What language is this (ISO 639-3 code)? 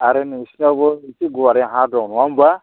brx